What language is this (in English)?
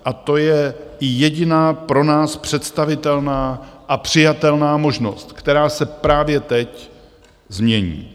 Czech